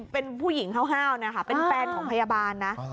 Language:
Thai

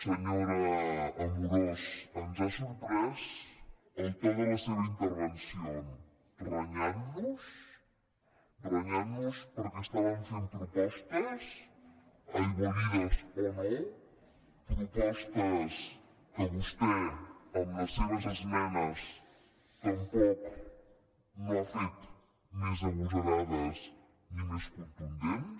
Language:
Catalan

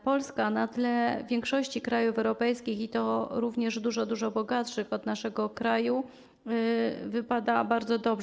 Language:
Polish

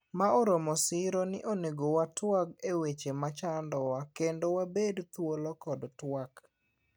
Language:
Luo (Kenya and Tanzania)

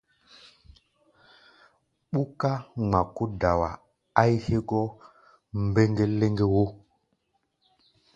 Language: Gbaya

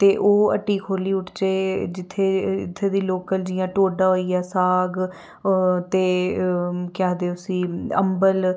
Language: Dogri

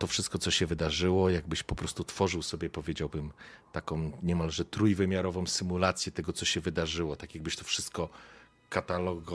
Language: Polish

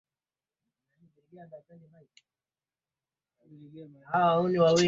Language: Swahili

